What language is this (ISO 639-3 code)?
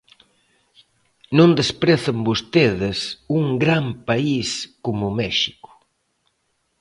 glg